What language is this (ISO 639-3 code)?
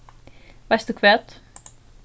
fao